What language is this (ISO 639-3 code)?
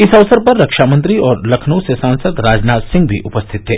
hin